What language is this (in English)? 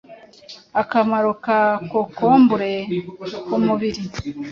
Kinyarwanda